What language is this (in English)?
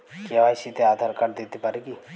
Bangla